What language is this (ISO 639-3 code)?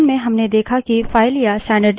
hin